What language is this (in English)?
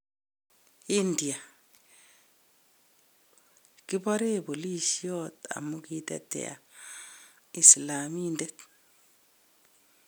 Kalenjin